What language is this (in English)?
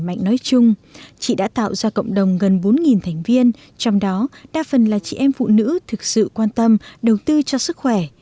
Vietnamese